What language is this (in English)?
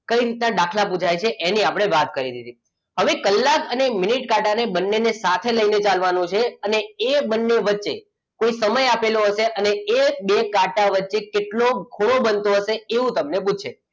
Gujarati